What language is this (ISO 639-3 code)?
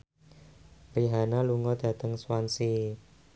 jav